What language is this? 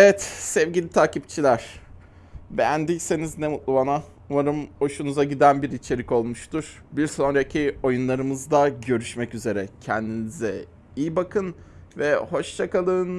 Turkish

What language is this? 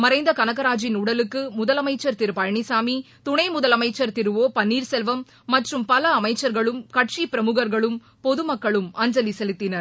Tamil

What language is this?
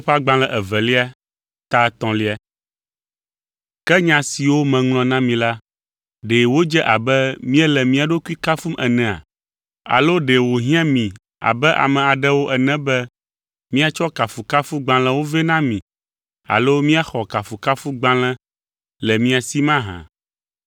Ewe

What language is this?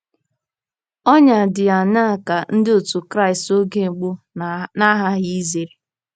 Igbo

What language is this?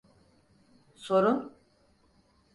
Turkish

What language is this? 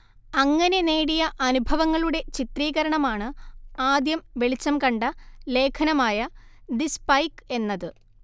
Malayalam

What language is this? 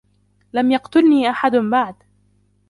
Arabic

